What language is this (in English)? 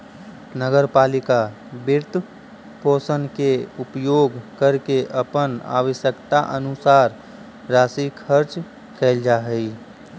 Magahi